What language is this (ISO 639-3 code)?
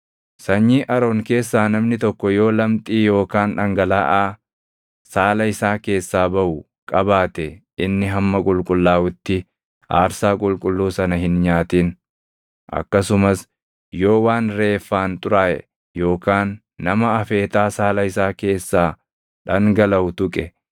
orm